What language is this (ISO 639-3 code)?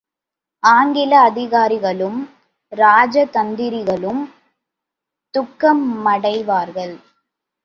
tam